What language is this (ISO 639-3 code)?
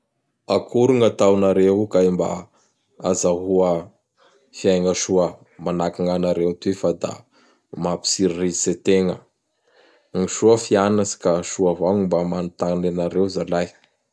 bhr